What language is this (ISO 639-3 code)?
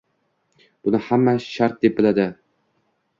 uzb